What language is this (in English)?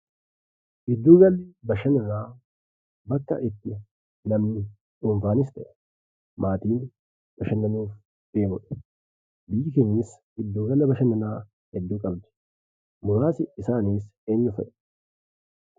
Oromo